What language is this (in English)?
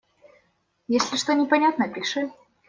Russian